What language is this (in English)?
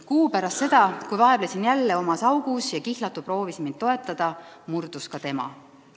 Estonian